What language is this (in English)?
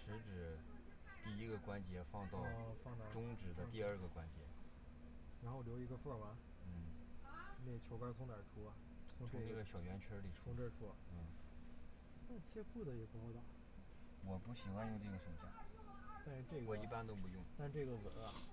Chinese